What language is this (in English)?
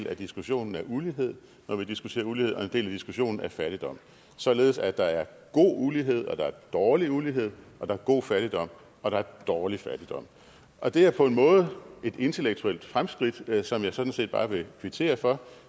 Danish